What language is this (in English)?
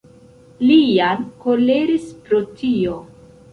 Esperanto